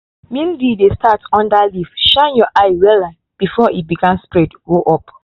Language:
Nigerian Pidgin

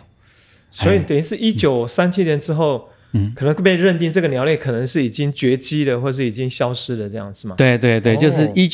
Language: Chinese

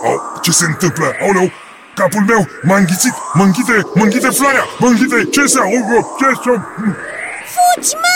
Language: Romanian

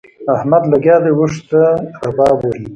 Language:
Pashto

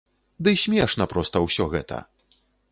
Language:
Belarusian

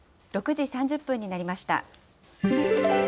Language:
Japanese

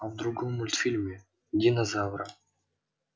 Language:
Russian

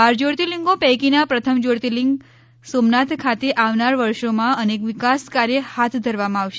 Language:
Gujarati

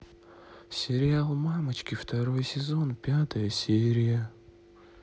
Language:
Russian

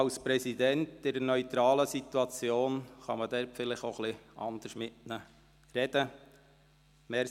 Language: Swiss German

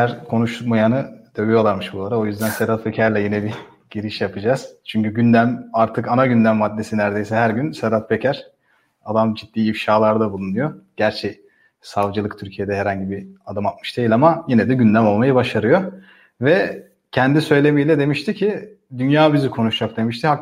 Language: Turkish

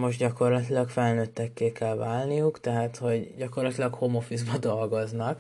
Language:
Hungarian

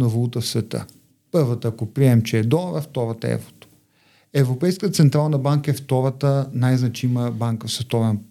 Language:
Bulgarian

